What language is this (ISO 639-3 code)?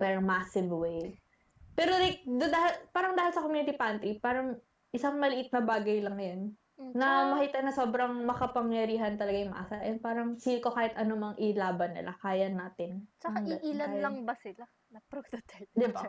fil